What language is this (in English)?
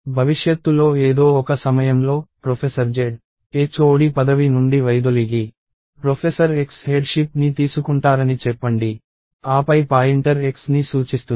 Telugu